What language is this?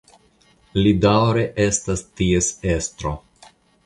Esperanto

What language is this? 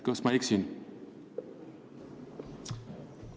Estonian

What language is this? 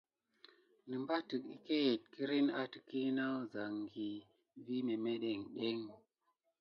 Gidar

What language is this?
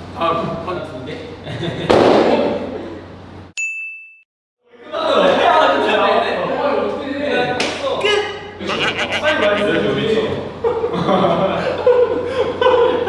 Korean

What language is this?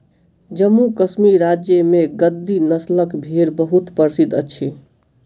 Maithili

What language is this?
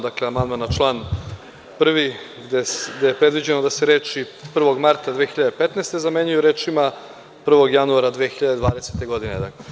Serbian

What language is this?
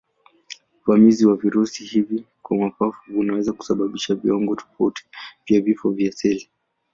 Swahili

